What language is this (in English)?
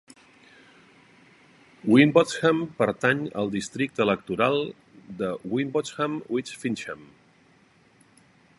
Catalan